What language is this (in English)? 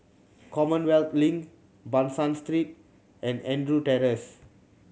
English